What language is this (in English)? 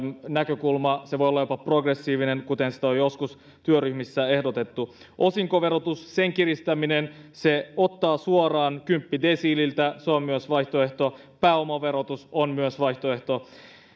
Finnish